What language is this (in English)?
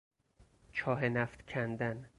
Persian